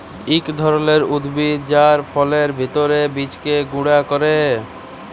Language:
Bangla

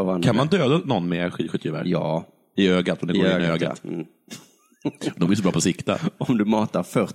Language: Swedish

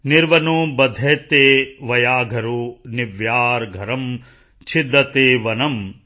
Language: Punjabi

